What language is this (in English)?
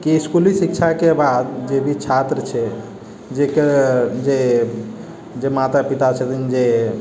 Maithili